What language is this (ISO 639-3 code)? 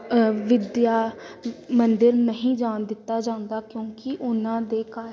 pan